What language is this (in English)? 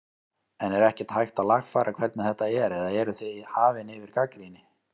Icelandic